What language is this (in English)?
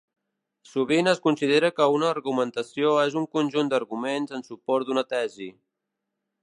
Catalan